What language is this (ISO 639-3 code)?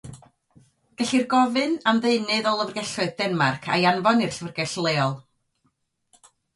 cym